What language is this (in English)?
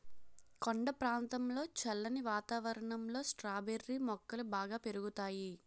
Telugu